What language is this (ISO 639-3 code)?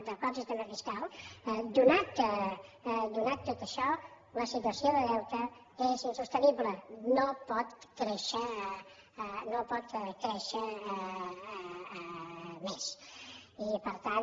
cat